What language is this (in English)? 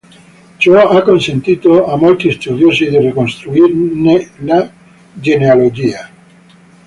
Italian